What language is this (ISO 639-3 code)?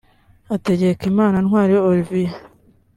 kin